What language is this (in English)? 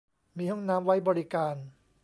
Thai